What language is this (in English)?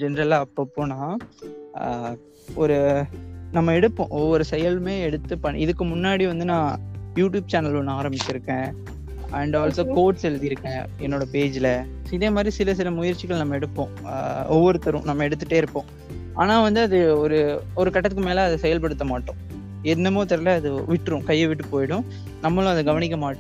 Tamil